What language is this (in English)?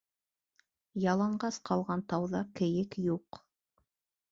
Bashkir